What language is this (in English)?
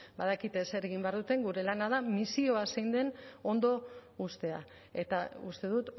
Basque